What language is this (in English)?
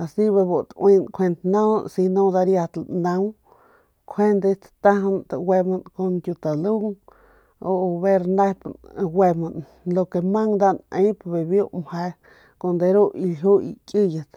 Northern Pame